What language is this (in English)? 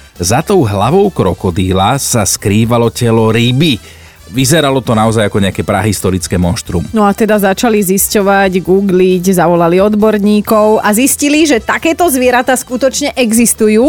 Slovak